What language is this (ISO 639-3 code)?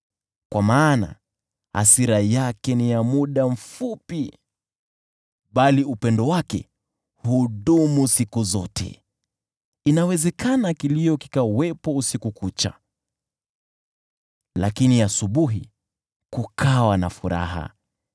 swa